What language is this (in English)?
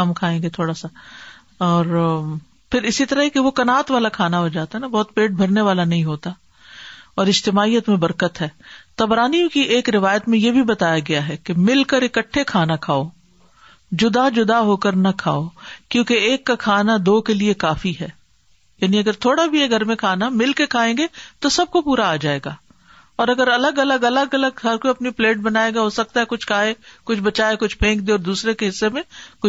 Urdu